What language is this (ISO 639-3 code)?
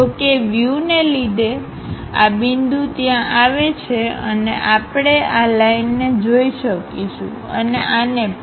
guj